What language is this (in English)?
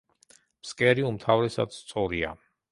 Georgian